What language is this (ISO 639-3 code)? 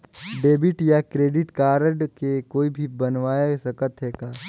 hne